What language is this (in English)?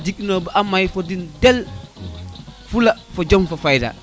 Serer